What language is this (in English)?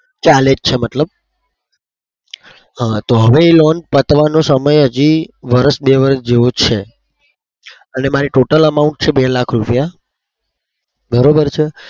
Gujarati